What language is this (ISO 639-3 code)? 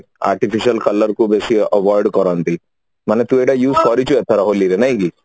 ori